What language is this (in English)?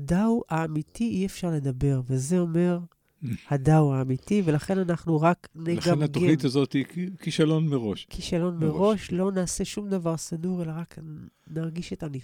Hebrew